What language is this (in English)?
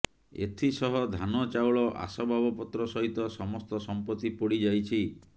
Odia